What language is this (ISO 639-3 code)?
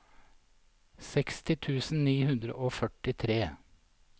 nor